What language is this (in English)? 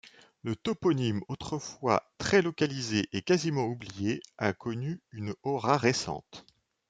French